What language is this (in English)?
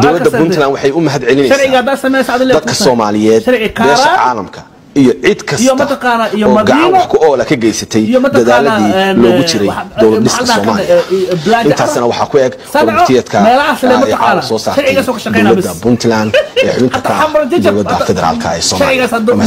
Arabic